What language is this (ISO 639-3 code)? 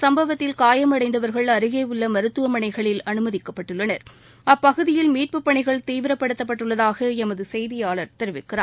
tam